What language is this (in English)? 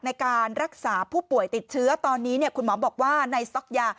Thai